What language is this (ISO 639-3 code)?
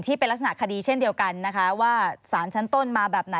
tha